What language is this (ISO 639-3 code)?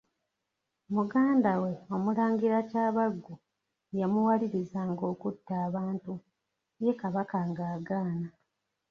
lug